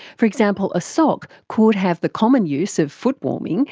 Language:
English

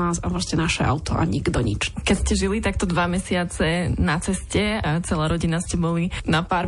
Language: Slovak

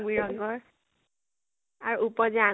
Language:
Assamese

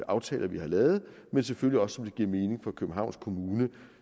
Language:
Danish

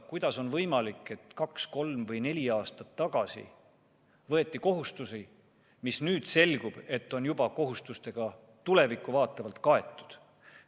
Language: Estonian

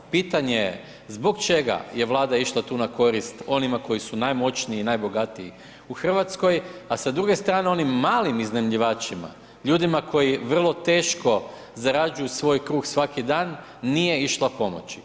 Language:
Croatian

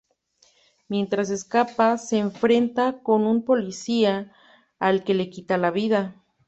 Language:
Spanish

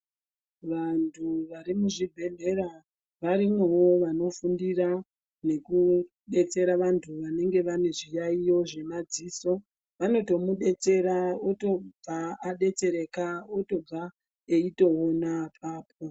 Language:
Ndau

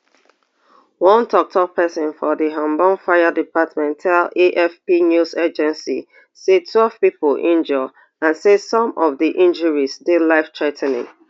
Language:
Nigerian Pidgin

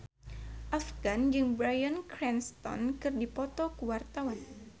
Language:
Sundanese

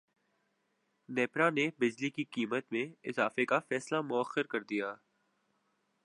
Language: Urdu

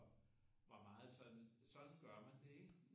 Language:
Danish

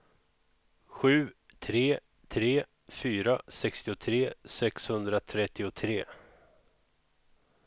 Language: Swedish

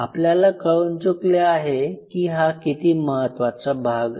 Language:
Marathi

